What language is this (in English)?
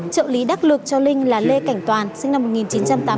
Vietnamese